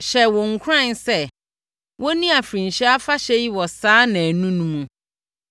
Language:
Akan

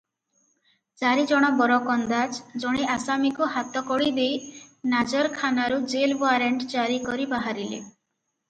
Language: Odia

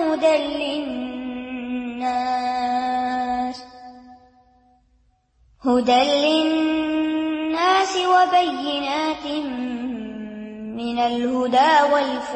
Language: Urdu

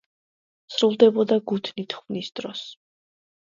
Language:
Georgian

